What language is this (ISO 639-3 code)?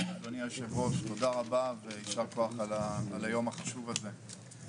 heb